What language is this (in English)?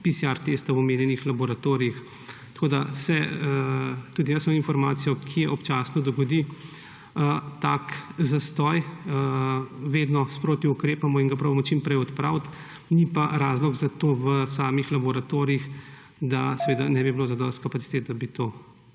Slovenian